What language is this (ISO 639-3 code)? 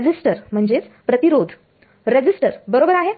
mar